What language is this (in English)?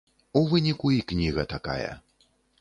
Belarusian